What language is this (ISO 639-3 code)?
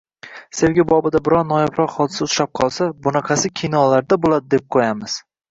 uzb